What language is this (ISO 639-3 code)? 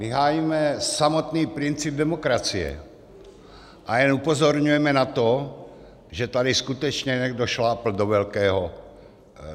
ces